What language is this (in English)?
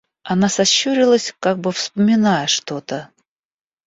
Russian